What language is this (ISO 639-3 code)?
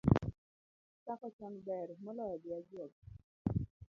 luo